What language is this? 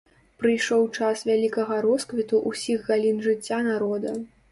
Belarusian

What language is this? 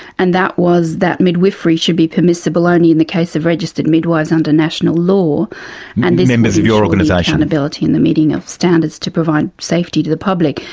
English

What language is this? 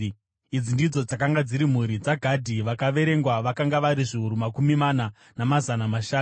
Shona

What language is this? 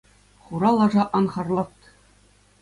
Chuvash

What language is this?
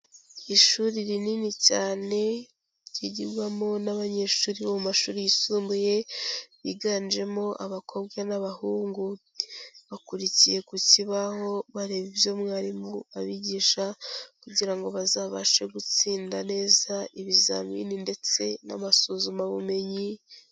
Kinyarwanda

